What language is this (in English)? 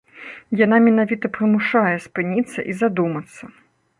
Belarusian